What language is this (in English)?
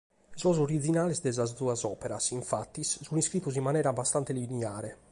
Sardinian